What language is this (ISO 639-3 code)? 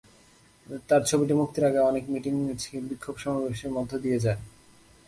ben